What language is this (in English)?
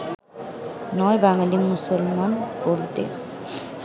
Bangla